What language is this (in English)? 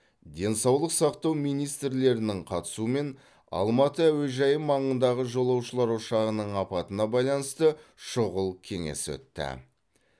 Kazakh